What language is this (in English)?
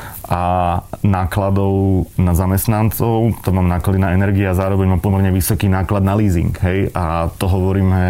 Slovak